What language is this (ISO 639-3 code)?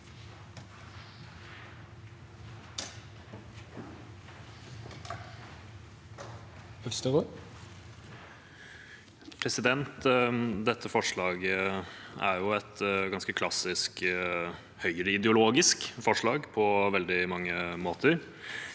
nor